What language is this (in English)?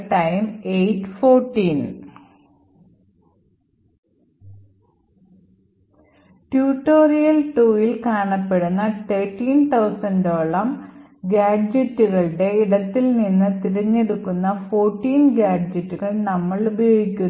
Malayalam